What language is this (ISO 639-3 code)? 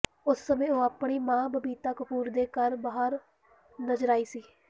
pan